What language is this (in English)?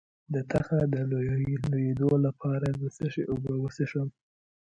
Pashto